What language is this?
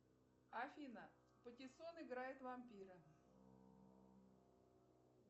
Russian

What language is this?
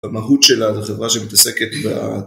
Hebrew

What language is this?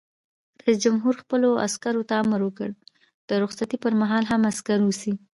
Pashto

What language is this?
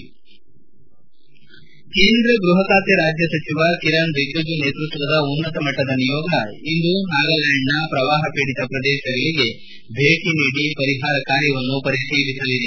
Kannada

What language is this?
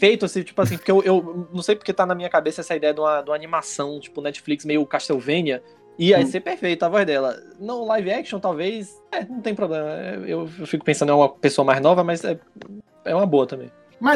Portuguese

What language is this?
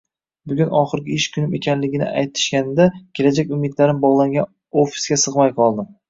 Uzbek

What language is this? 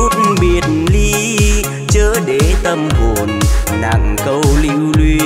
Vietnamese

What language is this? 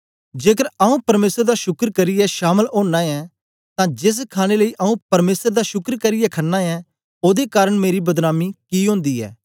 Dogri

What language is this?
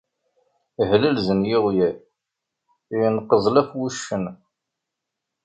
Kabyle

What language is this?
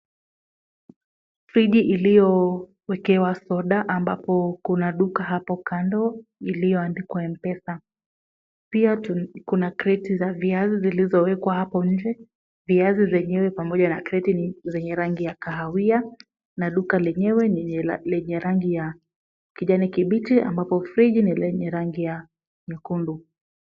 Swahili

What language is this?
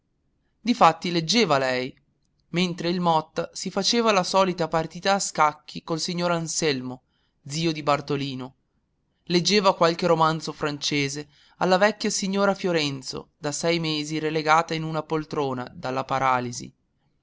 Italian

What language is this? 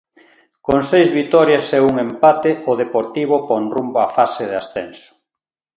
Galician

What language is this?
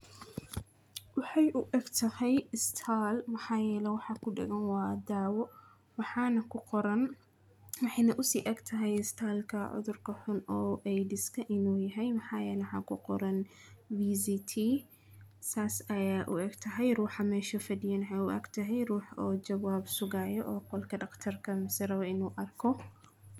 Somali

